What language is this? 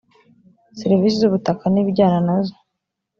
Kinyarwanda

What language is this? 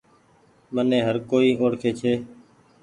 Goaria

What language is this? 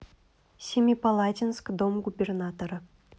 Russian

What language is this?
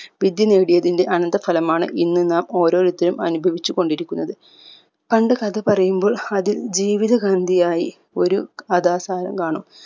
Malayalam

